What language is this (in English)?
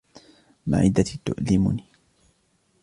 Arabic